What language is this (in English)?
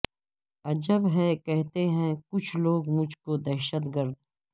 Urdu